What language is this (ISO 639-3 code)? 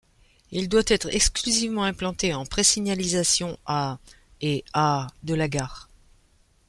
fra